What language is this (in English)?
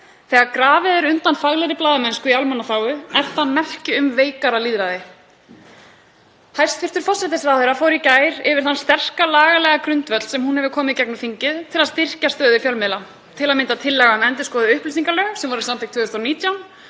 Icelandic